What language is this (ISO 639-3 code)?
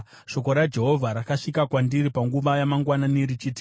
sna